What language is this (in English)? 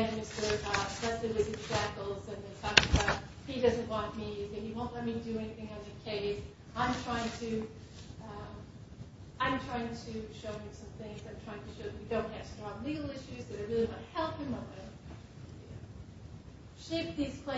English